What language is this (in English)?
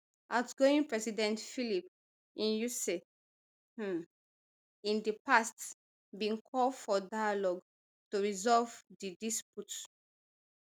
Nigerian Pidgin